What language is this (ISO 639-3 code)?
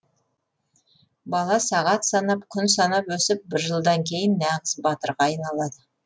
kaz